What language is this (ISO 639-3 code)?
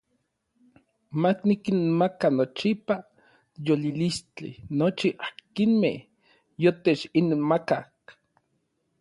nlv